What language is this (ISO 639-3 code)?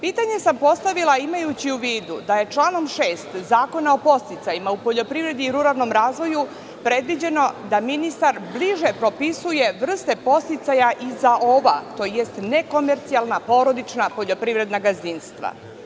srp